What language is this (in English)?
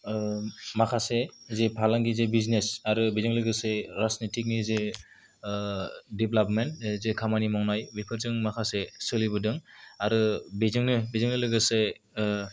Bodo